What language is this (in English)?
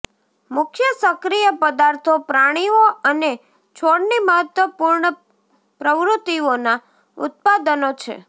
Gujarati